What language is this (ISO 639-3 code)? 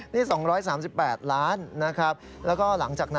tha